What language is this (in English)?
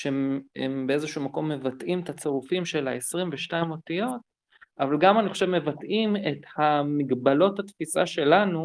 Hebrew